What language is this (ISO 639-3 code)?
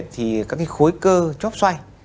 vie